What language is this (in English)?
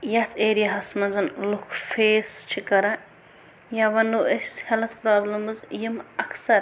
Kashmiri